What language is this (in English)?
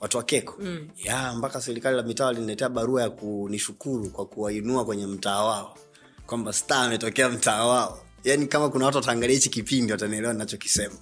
Swahili